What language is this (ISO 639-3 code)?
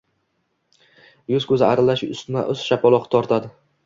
uzb